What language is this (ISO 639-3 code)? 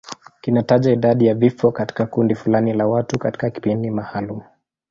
swa